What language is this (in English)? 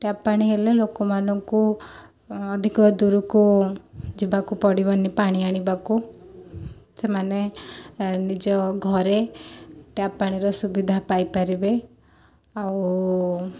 Odia